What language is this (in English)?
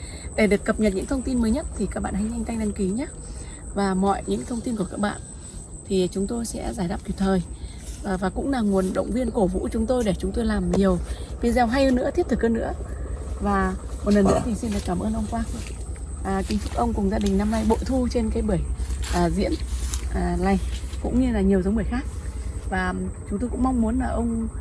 Vietnamese